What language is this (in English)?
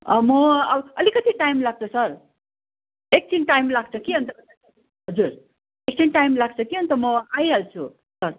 Nepali